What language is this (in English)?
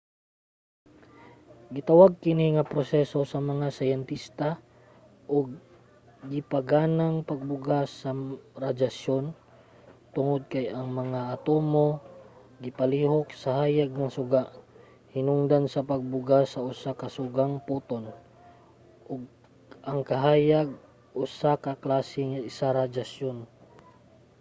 Cebuano